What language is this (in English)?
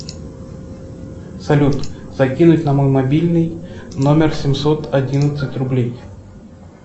Russian